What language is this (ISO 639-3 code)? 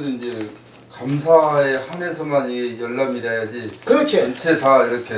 kor